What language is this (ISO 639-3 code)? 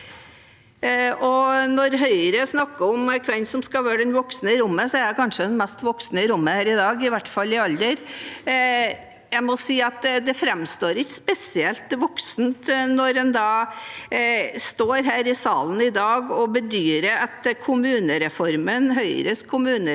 nor